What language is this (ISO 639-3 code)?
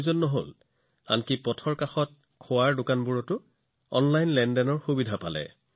asm